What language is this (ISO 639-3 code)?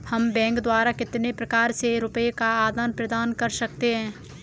hin